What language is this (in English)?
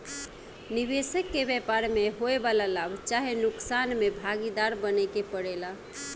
Bhojpuri